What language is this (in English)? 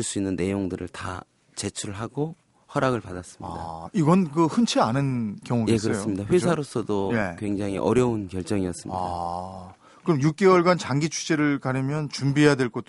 Korean